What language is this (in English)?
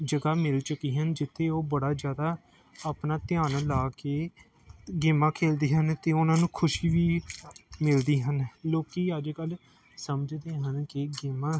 Punjabi